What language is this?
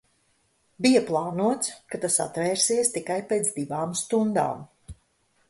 Latvian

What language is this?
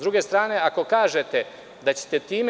Serbian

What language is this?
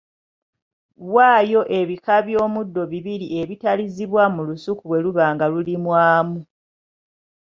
Ganda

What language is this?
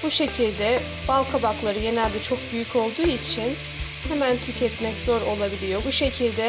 Turkish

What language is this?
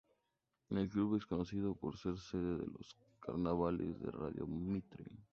Spanish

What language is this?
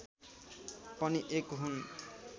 Nepali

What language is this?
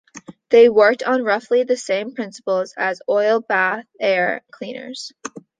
English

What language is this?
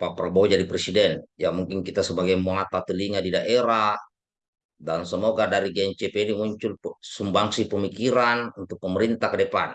Indonesian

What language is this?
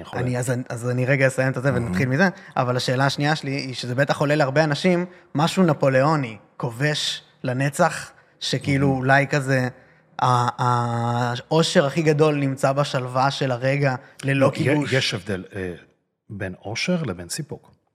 Hebrew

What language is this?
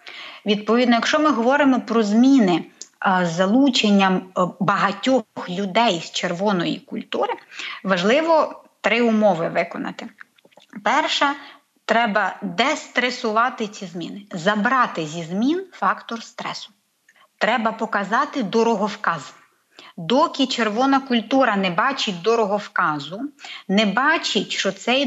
Ukrainian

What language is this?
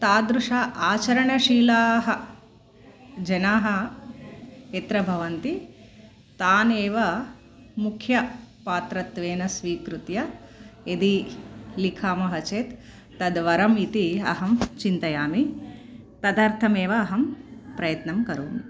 Sanskrit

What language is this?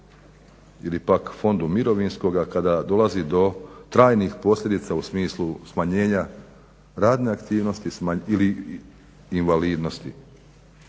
Croatian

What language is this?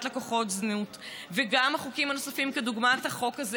Hebrew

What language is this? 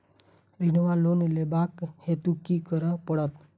Maithili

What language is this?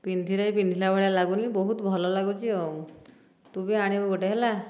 Odia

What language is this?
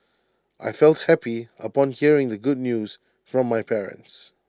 English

